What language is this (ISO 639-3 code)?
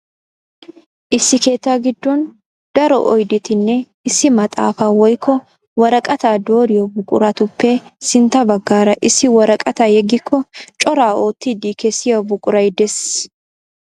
wal